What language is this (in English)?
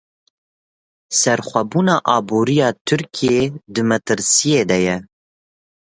Kurdish